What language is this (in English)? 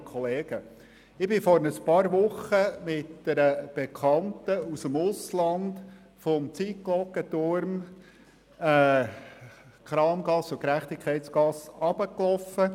Swiss German